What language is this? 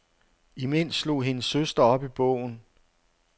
Danish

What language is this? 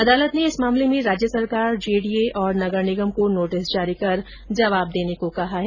Hindi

